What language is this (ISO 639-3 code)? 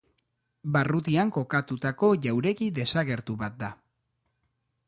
eus